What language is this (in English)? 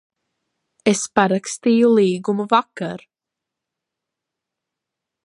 Latvian